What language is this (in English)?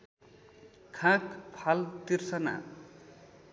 Nepali